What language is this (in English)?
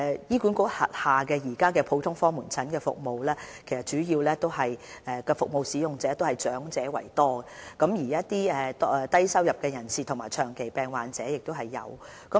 Cantonese